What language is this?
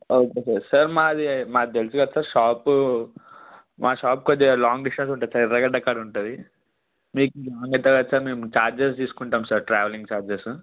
Telugu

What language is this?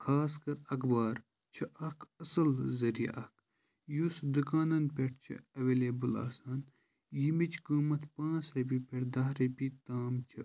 Kashmiri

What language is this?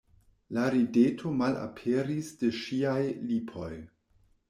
Esperanto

